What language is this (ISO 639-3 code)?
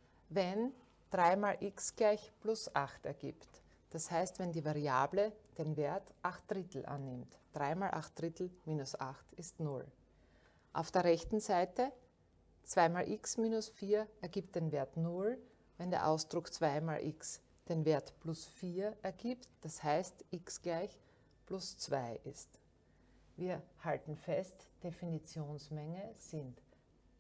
deu